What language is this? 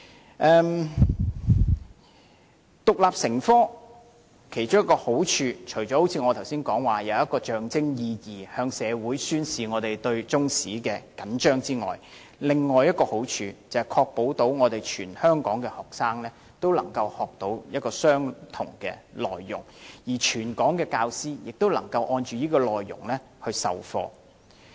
Cantonese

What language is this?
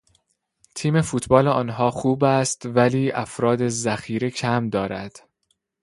Persian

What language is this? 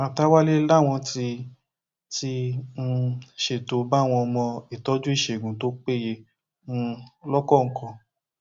Yoruba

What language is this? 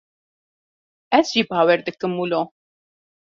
Kurdish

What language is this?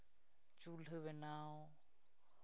Santali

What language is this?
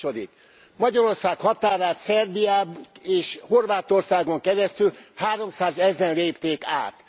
Hungarian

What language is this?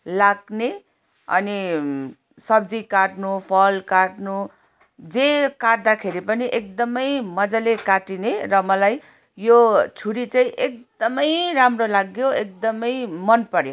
Nepali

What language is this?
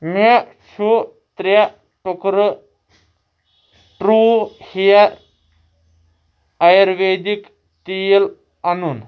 Kashmiri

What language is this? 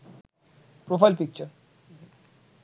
Bangla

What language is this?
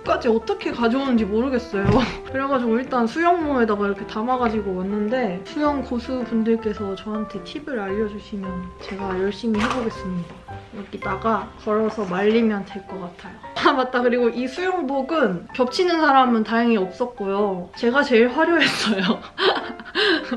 Korean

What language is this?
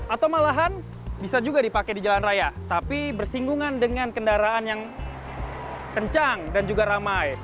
Indonesian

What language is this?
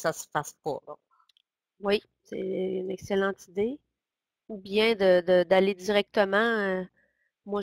French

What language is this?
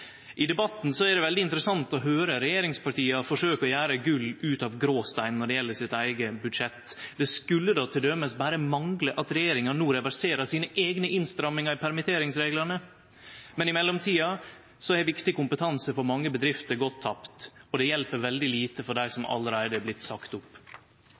Norwegian Nynorsk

